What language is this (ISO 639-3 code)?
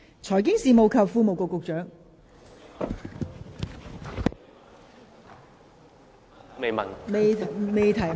yue